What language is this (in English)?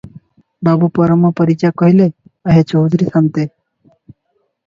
Odia